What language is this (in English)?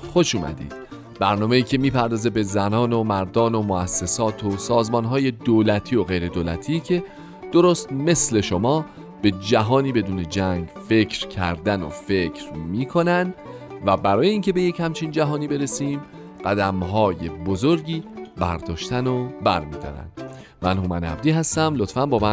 Persian